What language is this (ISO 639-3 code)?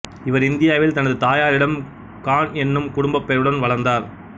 tam